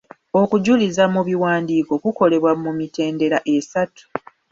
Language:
Ganda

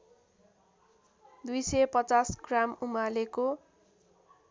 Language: Nepali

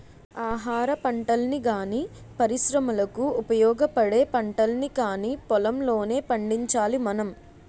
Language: Telugu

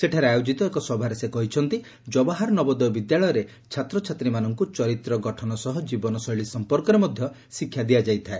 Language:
Odia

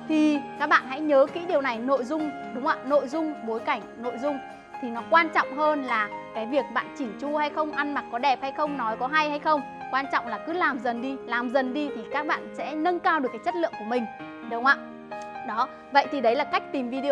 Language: Vietnamese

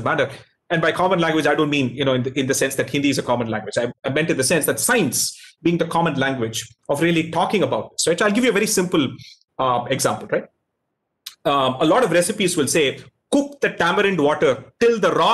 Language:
English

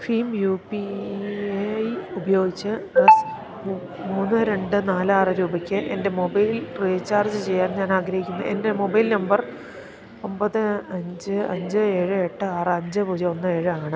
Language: Malayalam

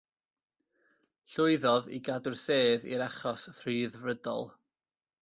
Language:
Welsh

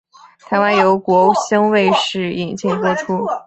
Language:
Chinese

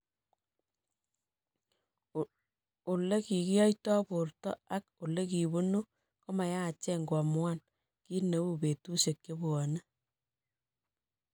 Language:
Kalenjin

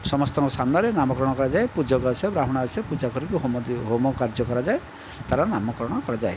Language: Odia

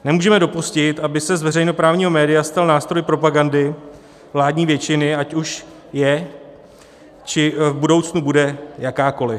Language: Czech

